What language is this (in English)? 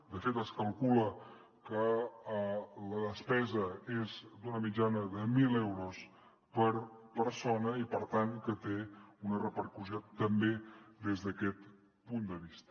Catalan